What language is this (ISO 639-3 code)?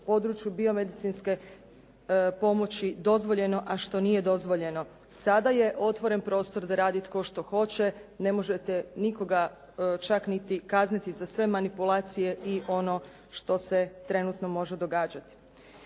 hrv